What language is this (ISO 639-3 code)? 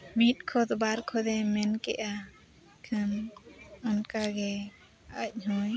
sat